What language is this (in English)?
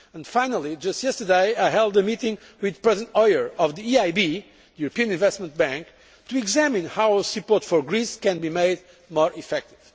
English